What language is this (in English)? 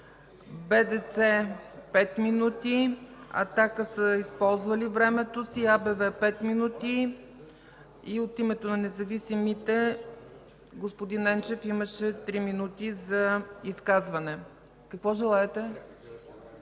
Bulgarian